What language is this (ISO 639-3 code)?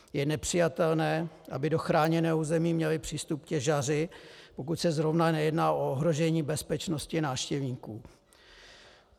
ces